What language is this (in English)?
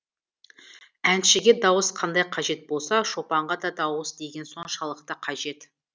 Kazakh